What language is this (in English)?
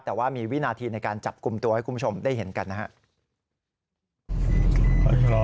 Thai